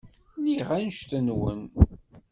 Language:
Kabyle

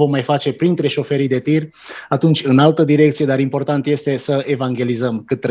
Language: Romanian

